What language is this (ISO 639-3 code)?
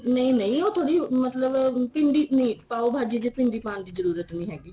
pan